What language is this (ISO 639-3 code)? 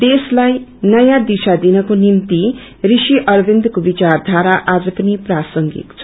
nep